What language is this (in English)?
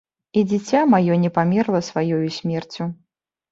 Belarusian